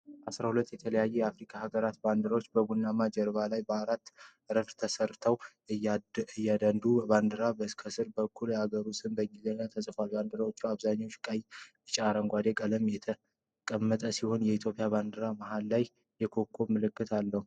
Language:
Amharic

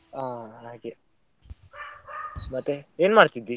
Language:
Kannada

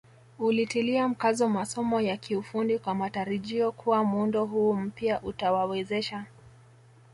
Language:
Swahili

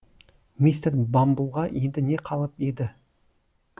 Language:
Kazakh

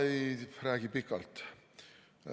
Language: Estonian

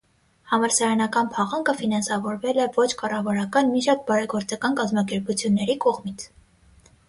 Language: Armenian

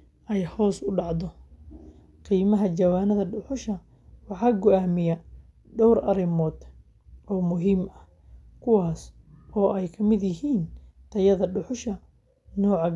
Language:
Somali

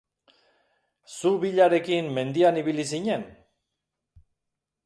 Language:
Basque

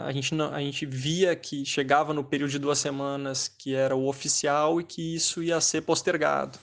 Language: Portuguese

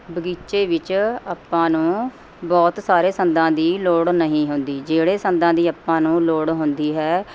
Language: Punjabi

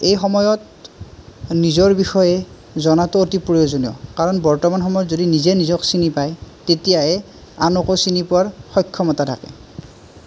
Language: Assamese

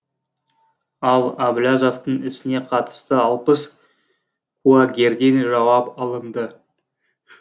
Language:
Kazakh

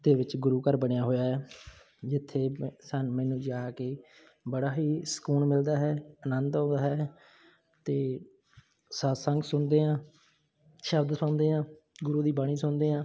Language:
Punjabi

